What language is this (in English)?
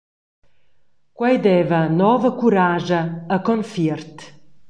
Romansh